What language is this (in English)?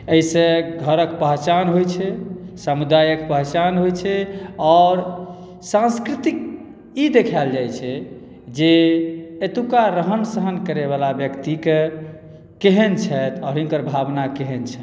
Maithili